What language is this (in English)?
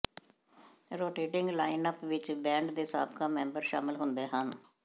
Punjabi